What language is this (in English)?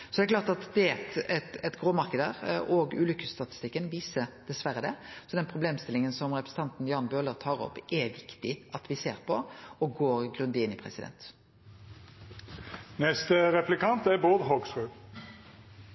Norwegian